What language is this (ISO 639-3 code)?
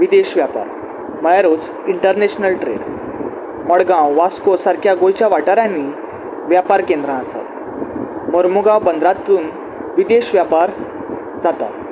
kok